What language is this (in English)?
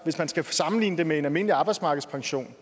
Danish